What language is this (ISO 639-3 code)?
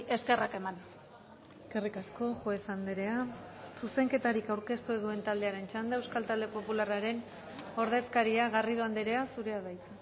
eus